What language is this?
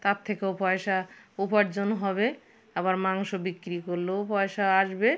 Bangla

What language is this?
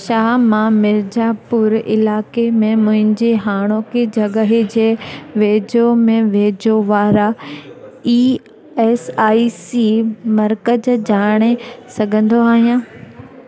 Sindhi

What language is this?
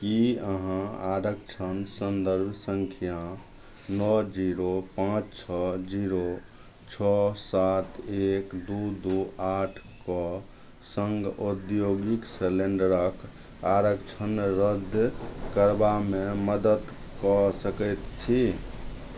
Maithili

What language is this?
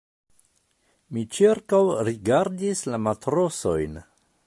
Esperanto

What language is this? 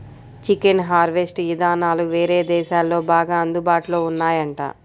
Telugu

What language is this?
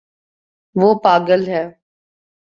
Urdu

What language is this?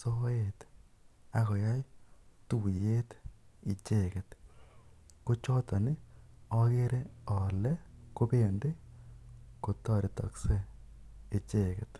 Kalenjin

